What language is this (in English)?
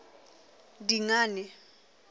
Southern Sotho